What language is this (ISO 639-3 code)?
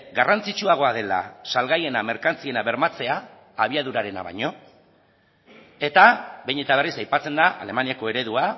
eus